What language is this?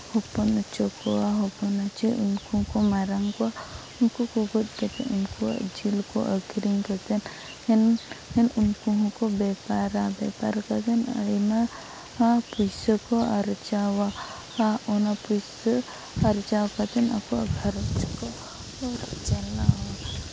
Santali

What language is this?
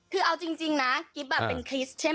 Thai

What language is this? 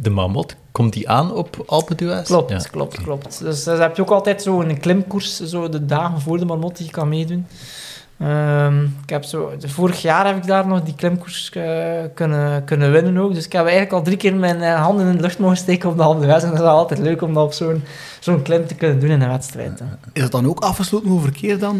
Dutch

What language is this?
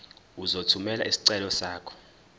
Zulu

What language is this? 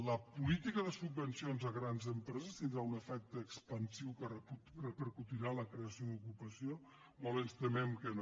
Catalan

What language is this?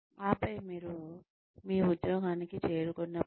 Telugu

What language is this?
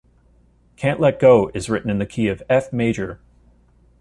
English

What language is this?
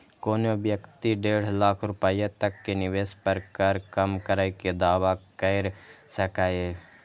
Maithili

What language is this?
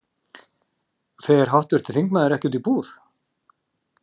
Icelandic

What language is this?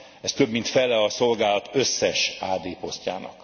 Hungarian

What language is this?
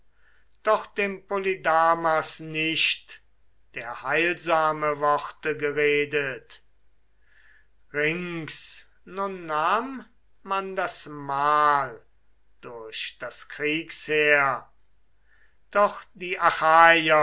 German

